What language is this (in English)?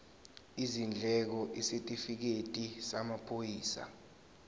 Zulu